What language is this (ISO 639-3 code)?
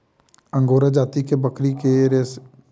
mai